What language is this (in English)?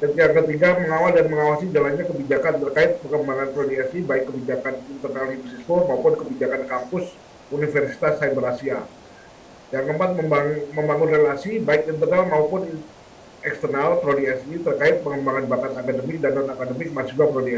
Indonesian